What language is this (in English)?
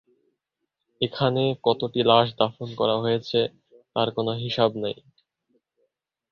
Bangla